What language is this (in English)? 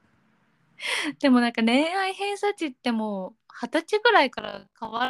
Japanese